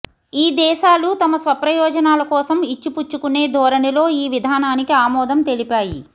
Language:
Telugu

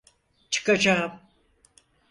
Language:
Turkish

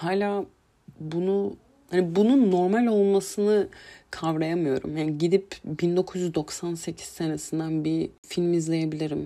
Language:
Turkish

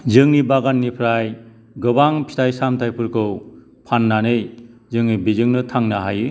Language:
Bodo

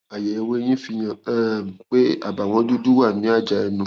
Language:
Yoruba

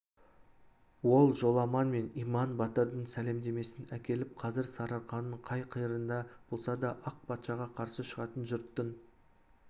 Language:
Kazakh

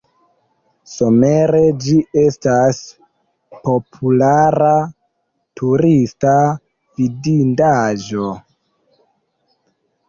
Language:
Esperanto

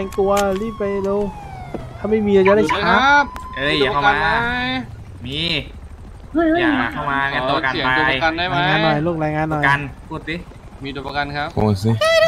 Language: Thai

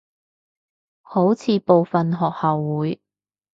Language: Cantonese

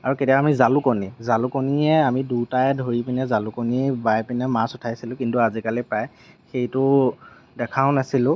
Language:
Assamese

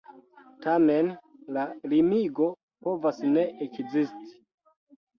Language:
Esperanto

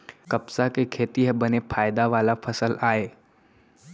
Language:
Chhattisgarhi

